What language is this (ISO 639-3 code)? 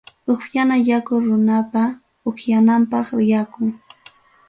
quy